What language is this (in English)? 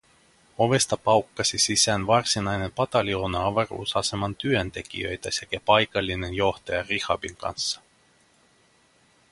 Finnish